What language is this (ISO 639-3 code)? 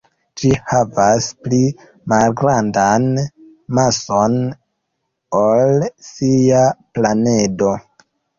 epo